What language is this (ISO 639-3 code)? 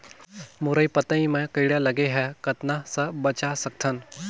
hne